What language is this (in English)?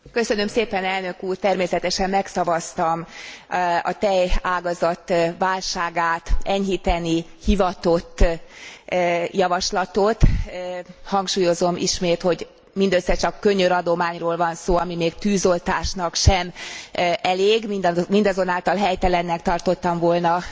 Hungarian